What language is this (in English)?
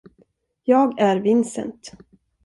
Swedish